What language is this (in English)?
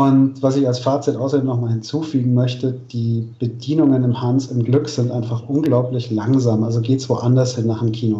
German